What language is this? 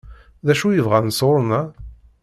Kabyle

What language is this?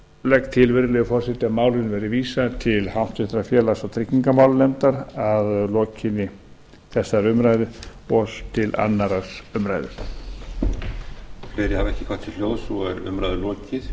Icelandic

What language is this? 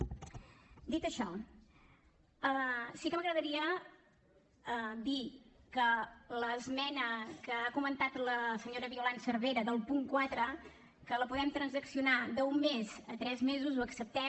Catalan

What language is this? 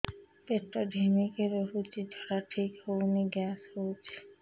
Odia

